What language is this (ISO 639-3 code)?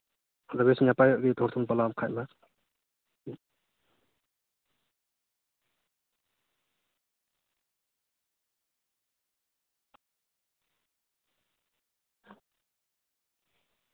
sat